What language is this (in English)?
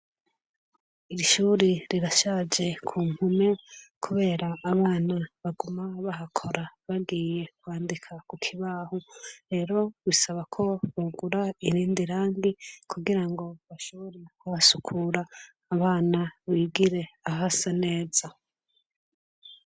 Rundi